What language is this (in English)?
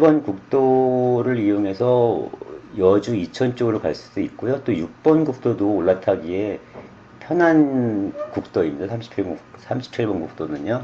Korean